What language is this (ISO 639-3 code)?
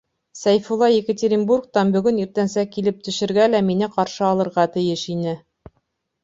bak